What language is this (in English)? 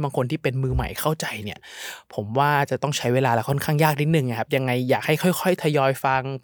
Thai